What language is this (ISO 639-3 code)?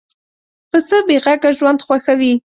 pus